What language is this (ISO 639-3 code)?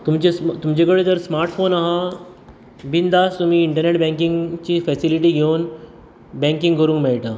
kok